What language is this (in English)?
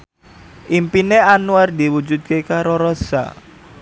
Javanese